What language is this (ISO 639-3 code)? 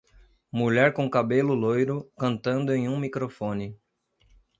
por